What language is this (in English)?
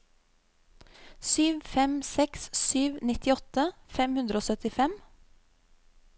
Norwegian